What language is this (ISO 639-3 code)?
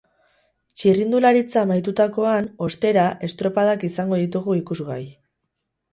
eus